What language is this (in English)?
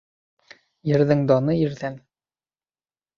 Bashkir